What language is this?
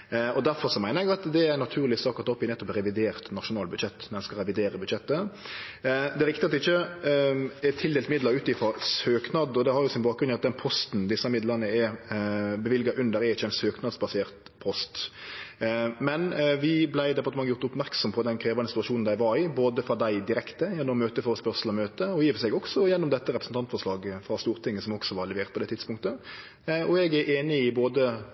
Norwegian Nynorsk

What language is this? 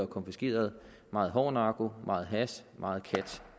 Danish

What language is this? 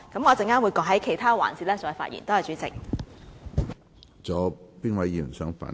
Cantonese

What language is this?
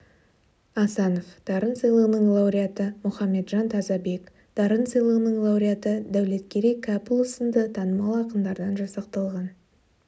Kazakh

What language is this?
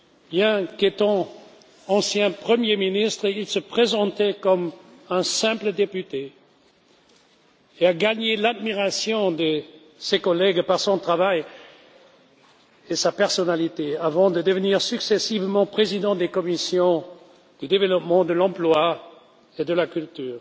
French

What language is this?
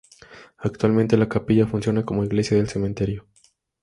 Spanish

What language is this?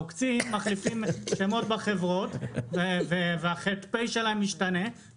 Hebrew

